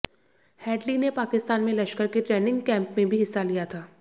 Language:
Hindi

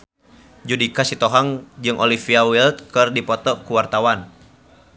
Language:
Sundanese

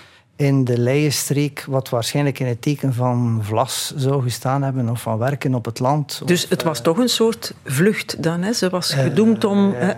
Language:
Dutch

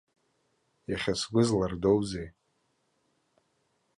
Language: Abkhazian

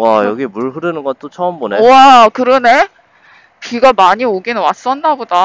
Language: Korean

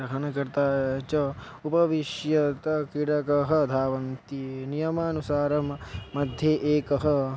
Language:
Sanskrit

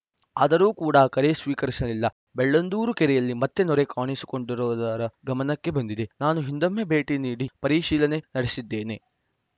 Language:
Kannada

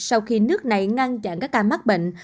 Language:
Vietnamese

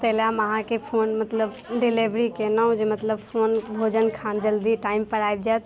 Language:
Maithili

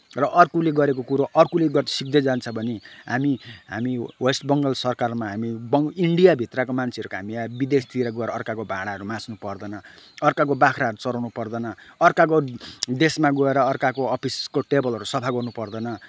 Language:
Nepali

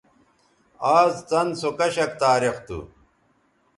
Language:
Bateri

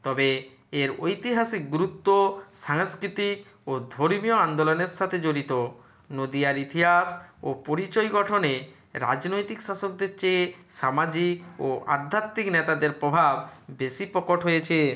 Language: Bangla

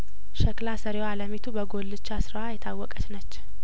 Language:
Amharic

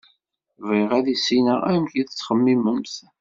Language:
Kabyle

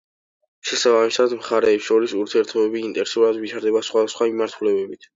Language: Georgian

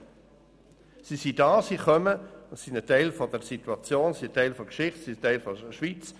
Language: Swiss German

